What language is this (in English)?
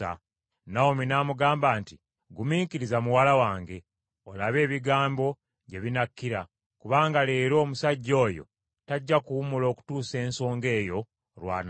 Ganda